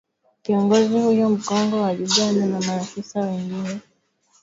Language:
Swahili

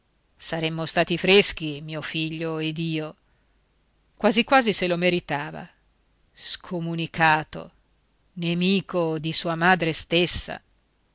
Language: Italian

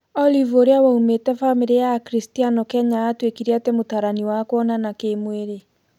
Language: Kikuyu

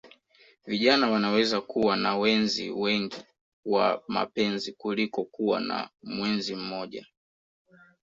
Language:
Swahili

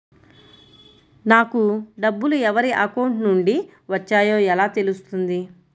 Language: Telugu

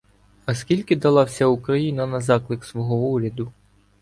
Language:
Ukrainian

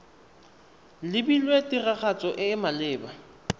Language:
Tswana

